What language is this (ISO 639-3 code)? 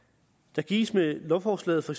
dan